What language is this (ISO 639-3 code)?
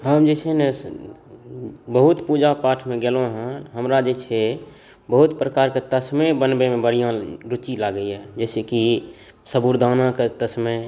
mai